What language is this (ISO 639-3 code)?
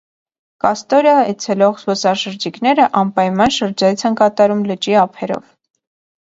hye